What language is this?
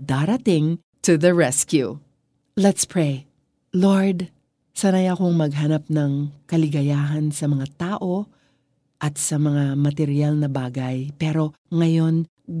Filipino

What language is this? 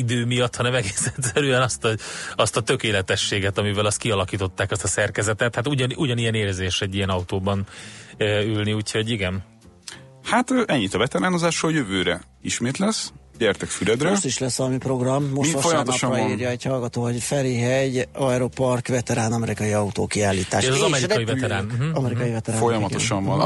Hungarian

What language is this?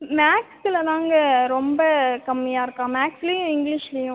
Tamil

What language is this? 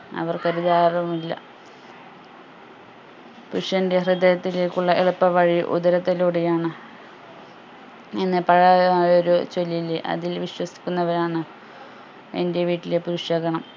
Malayalam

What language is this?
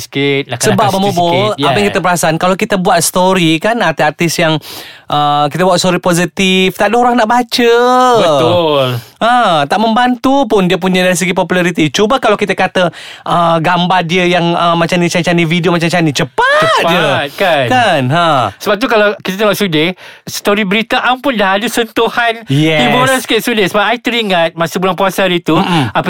Malay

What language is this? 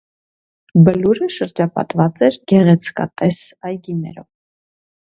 Armenian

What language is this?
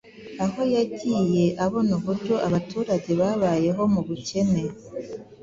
Kinyarwanda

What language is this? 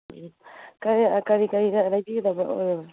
Manipuri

